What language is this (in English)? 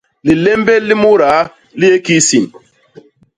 Basaa